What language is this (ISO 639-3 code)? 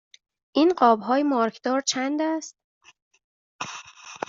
fas